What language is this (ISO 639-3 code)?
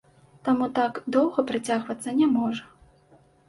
bel